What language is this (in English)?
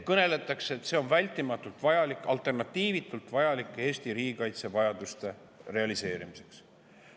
Estonian